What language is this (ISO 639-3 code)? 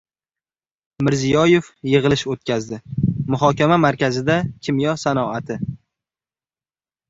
uzb